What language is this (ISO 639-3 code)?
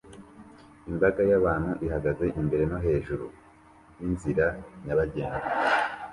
kin